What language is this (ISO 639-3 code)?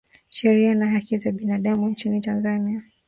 swa